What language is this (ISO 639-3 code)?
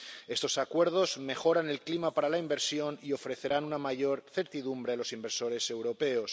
spa